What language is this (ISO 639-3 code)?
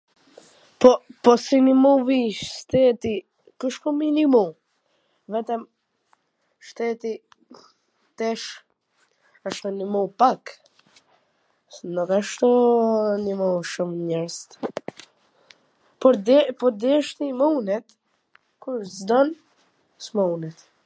aln